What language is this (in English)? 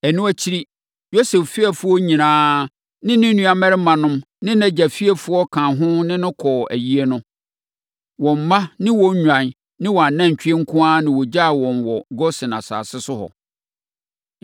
Akan